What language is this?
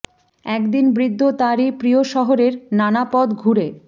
Bangla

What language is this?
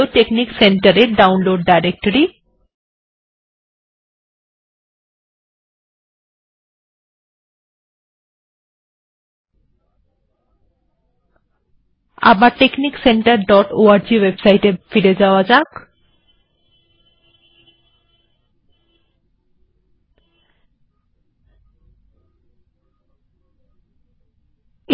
Bangla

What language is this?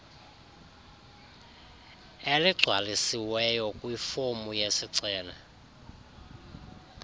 Xhosa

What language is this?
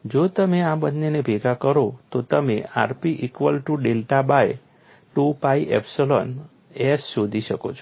Gujarati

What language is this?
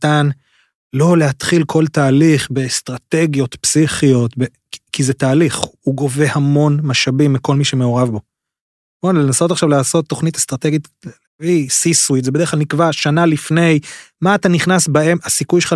Hebrew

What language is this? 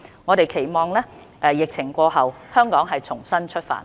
Cantonese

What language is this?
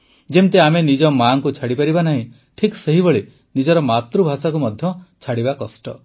Odia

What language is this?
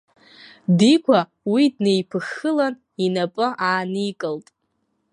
Abkhazian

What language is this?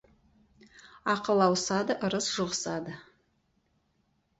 Kazakh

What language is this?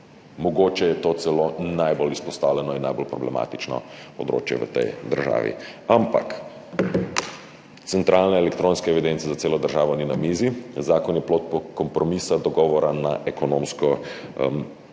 Slovenian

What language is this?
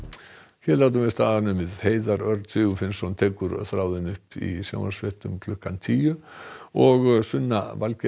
Icelandic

